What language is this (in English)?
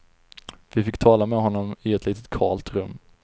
Swedish